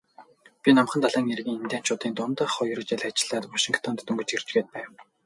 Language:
Mongolian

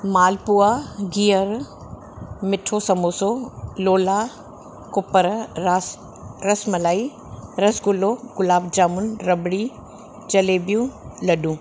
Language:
Sindhi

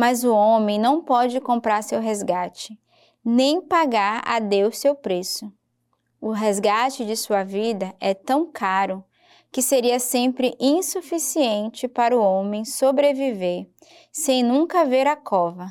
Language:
Portuguese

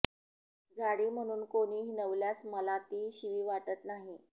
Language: Marathi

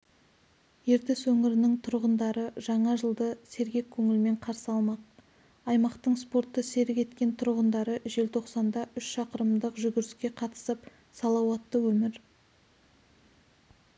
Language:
Kazakh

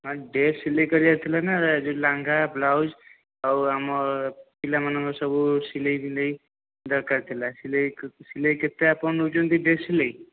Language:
Odia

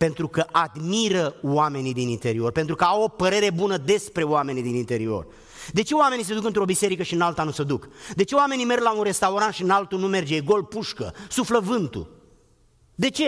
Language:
Romanian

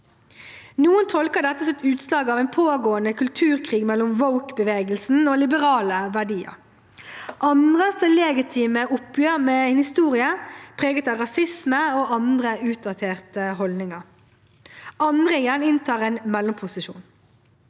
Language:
Norwegian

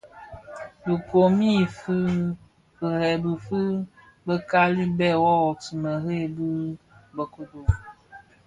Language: Bafia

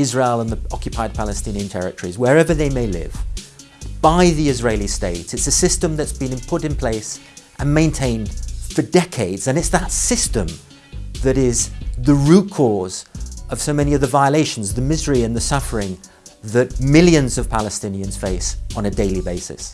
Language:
French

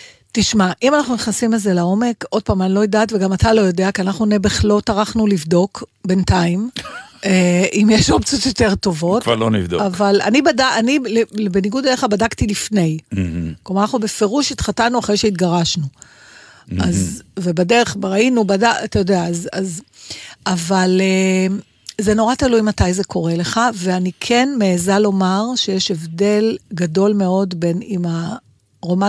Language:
Hebrew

